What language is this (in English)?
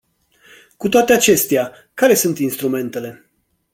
Romanian